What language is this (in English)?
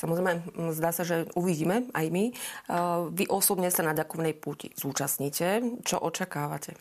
Slovak